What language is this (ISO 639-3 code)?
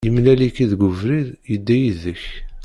kab